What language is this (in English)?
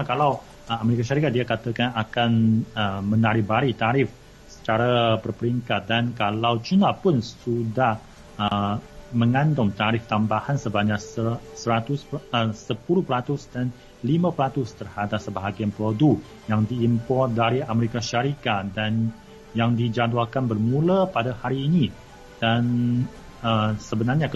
Malay